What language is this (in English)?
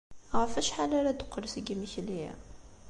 Kabyle